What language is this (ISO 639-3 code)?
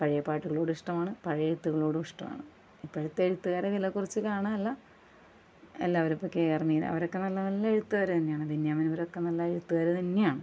mal